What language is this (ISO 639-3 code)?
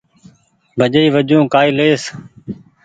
gig